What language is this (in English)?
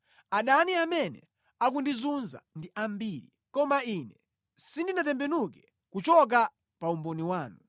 Nyanja